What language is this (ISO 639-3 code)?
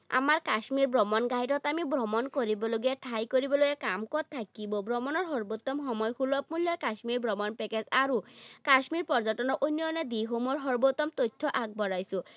asm